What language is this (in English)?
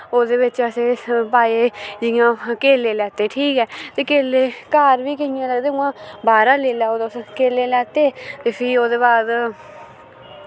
Dogri